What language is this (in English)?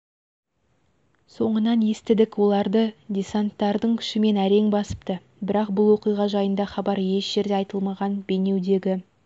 Kazakh